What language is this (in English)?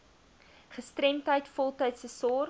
Afrikaans